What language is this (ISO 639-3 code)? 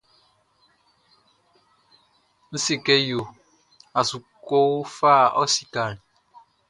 bci